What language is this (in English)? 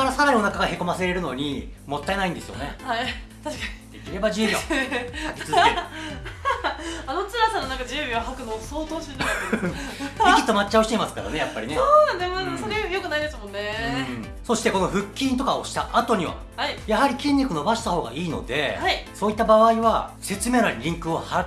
Japanese